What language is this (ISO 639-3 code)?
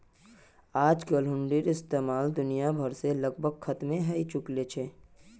mag